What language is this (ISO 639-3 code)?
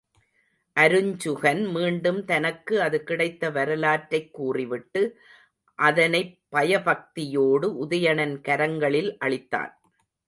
tam